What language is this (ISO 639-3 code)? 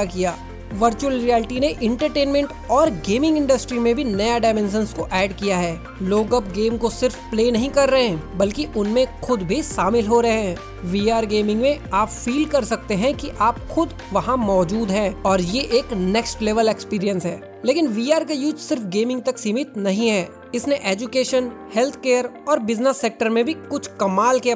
hin